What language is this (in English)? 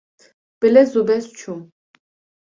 Kurdish